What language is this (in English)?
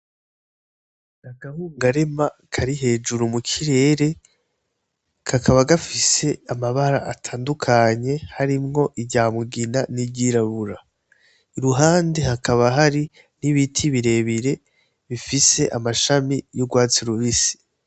Rundi